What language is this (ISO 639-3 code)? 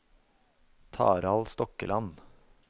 nor